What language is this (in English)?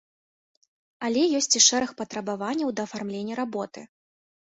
Belarusian